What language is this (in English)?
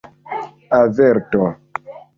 Esperanto